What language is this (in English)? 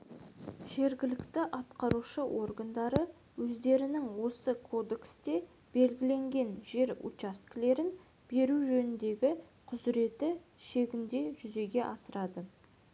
Kazakh